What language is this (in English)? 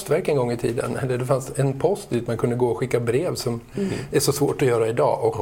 Swedish